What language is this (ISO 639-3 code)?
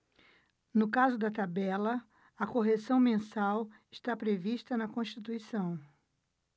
por